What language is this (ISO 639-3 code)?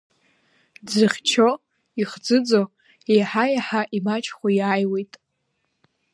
abk